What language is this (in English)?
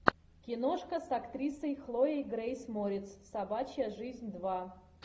Russian